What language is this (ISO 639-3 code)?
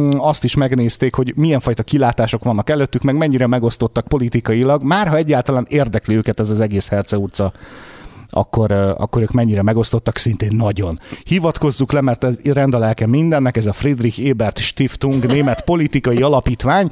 hun